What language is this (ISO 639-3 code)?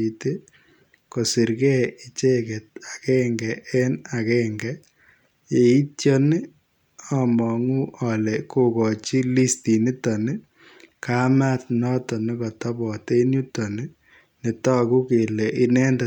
kln